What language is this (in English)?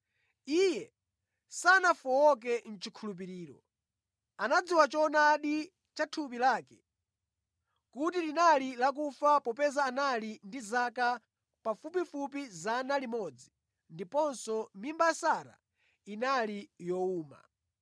Nyanja